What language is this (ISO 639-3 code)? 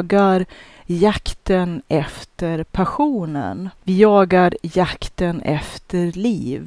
swe